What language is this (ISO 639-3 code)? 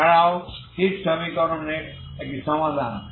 ben